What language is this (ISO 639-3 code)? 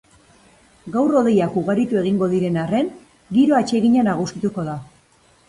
eus